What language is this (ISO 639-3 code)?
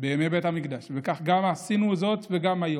heb